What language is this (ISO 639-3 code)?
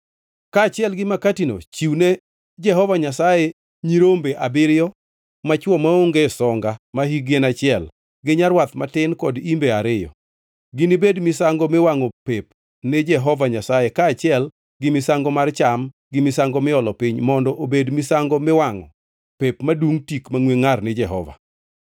luo